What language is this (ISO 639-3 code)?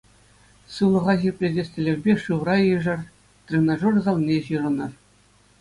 chv